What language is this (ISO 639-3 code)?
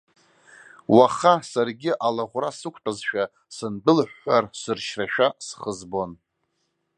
abk